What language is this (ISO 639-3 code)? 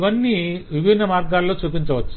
tel